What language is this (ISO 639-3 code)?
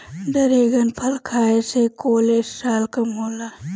bho